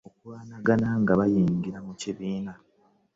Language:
Ganda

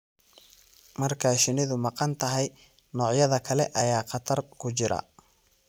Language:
Somali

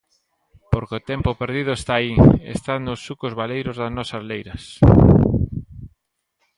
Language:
Galician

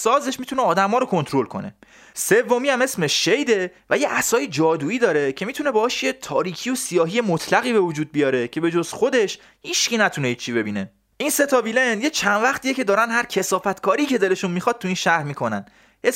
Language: Persian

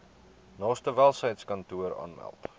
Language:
Afrikaans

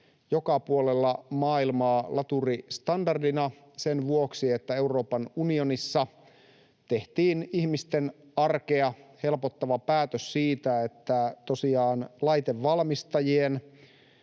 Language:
Finnish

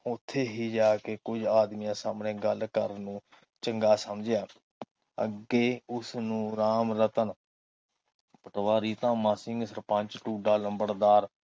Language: Punjabi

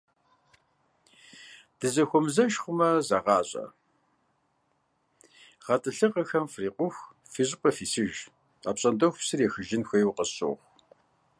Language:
Kabardian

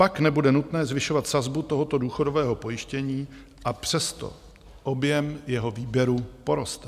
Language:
Czech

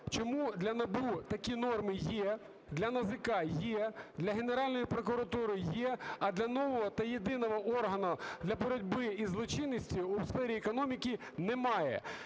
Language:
Ukrainian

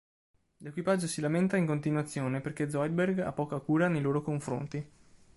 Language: Italian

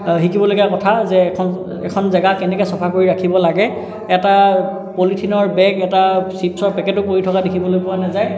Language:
Assamese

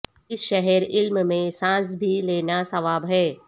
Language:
Urdu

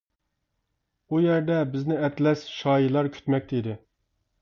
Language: Uyghur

